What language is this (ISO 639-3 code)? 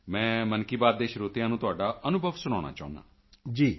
pan